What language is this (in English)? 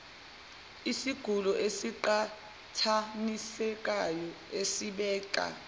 Zulu